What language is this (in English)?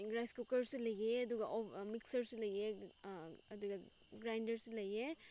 Manipuri